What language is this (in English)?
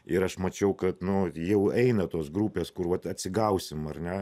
Lithuanian